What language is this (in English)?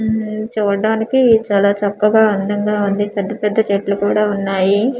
Telugu